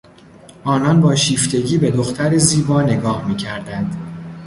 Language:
Persian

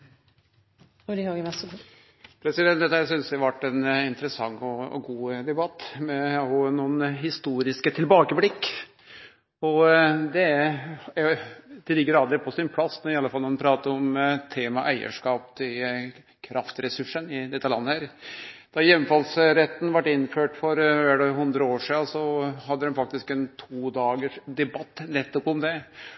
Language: Norwegian Nynorsk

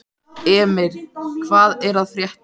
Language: Icelandic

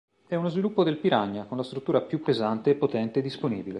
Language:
Italian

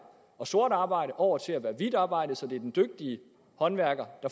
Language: Danish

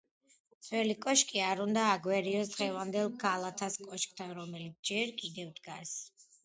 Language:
Georgian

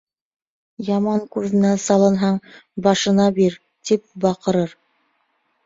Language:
Bashkir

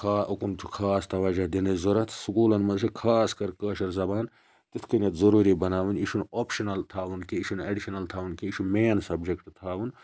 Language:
Kashmiri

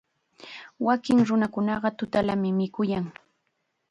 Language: Chiquián Ancash Quechua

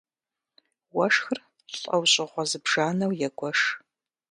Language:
Kabardian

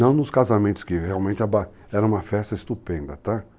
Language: Portuguese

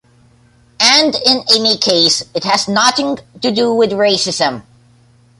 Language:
English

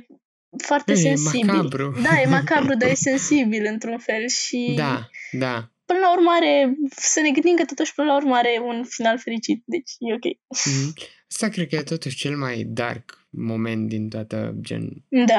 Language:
Romanian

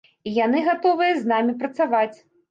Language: Belarusian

